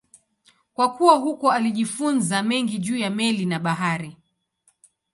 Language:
Swahili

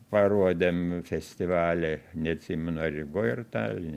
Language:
Lithuanian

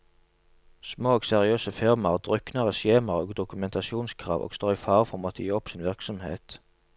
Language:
Norwegian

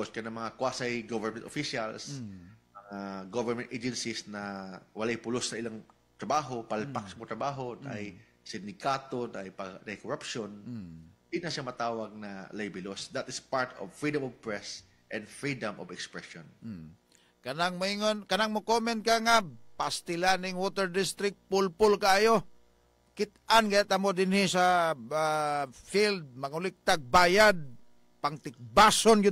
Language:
Filipino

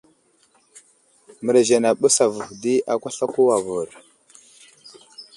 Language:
Wuzlam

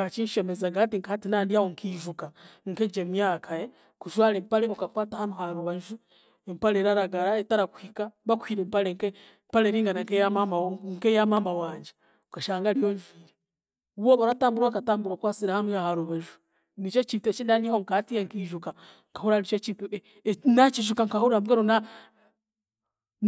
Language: Chiga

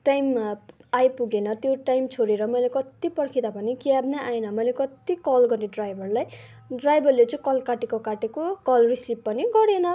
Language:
Nepali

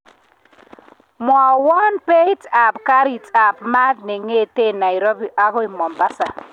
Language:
Kalenjin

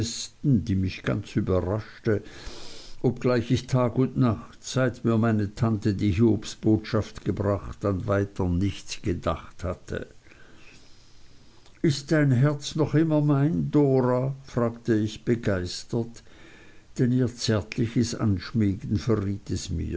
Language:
German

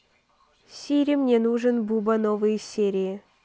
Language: Russian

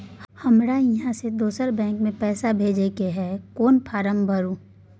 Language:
Maithili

